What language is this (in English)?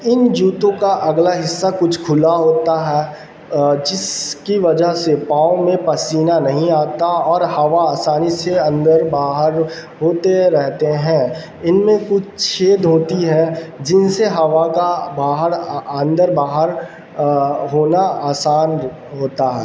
Urdu